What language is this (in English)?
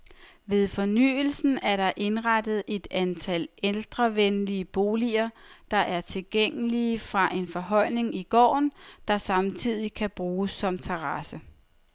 Danish